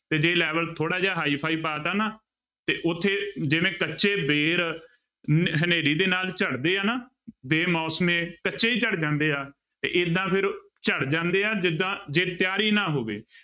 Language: Punjabi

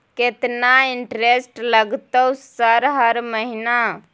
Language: Maithili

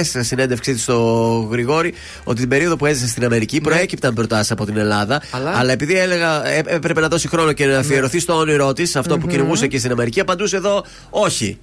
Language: Greek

